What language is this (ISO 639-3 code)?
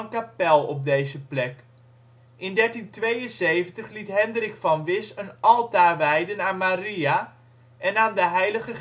nld